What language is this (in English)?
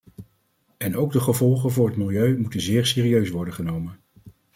Dutch